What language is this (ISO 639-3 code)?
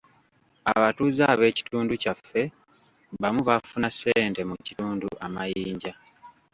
lug